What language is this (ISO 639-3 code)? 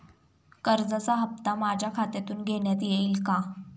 mar